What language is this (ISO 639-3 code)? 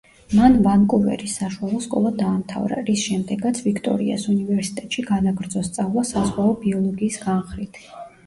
kat